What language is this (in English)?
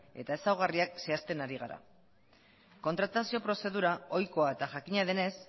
Basque